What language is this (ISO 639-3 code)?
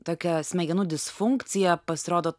lit